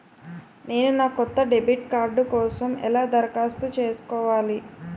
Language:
Telugu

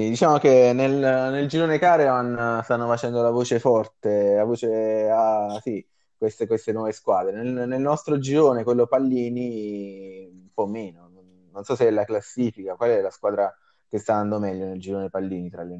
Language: Italian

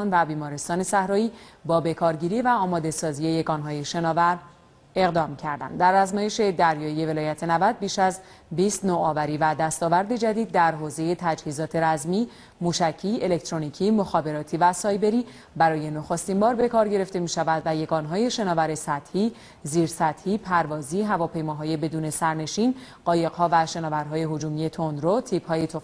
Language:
Persian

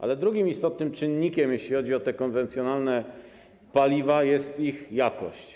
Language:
Polish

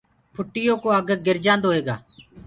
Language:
Gurgula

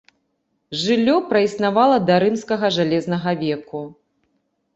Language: Belarusian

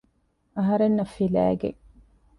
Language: Divehi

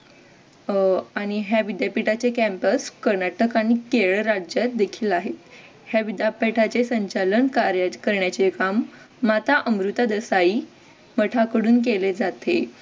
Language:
Marathi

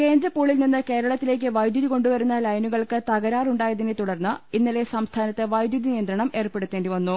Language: Malayalam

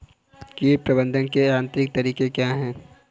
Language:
Hindi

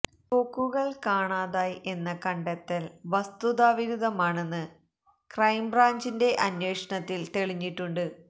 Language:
Malayalam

